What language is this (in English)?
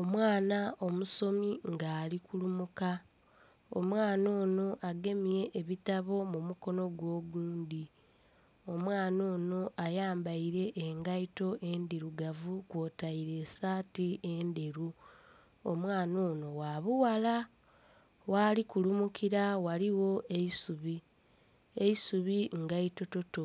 Soga